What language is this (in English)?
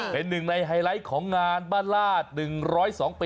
Thai